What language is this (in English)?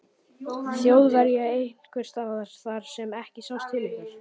Icelandic